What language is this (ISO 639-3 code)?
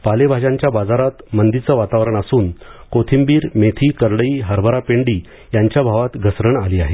mar